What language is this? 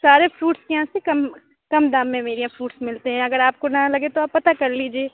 Urdu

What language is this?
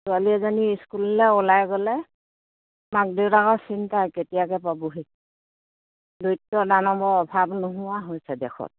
Assamese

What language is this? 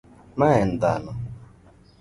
Luo (Kenya and Tanzania)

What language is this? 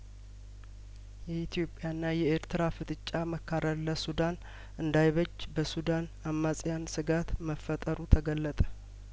Amharic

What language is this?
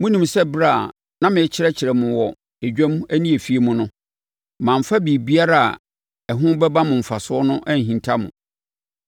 Akan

